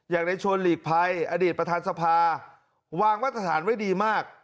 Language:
Thai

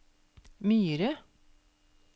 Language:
Norwegian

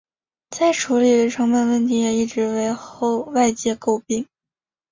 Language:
Chinese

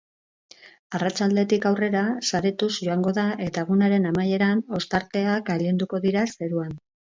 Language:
Basque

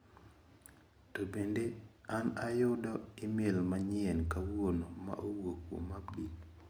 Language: Luo (Kenya and Tanzania)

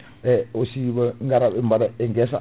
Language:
Fula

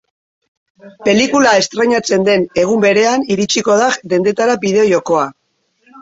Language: Basque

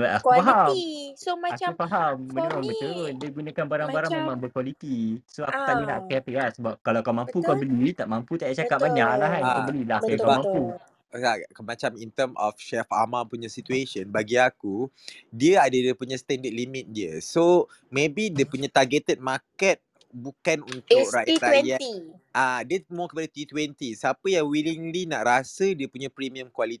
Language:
Malay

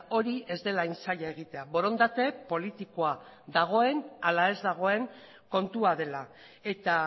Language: Basque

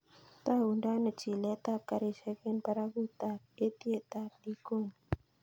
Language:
Kalenjin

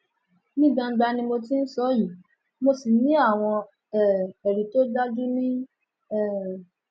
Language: Yoruba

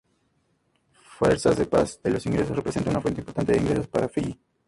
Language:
Spanish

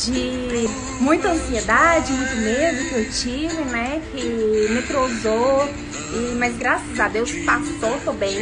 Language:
Portuguese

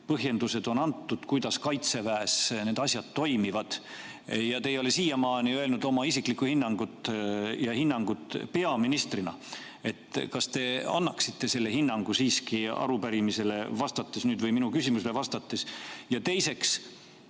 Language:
Estonian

